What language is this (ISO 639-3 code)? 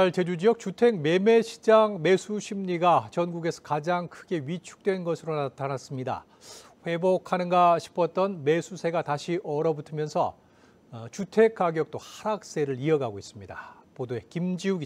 kor